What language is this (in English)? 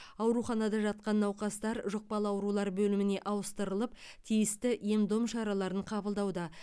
Kazakh